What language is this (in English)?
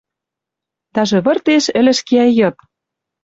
Western Mari